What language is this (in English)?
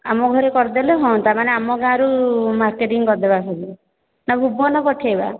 Odia